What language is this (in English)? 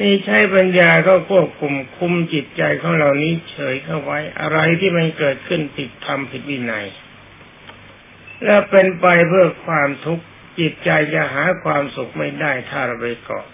Thai